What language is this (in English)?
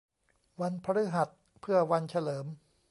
Thai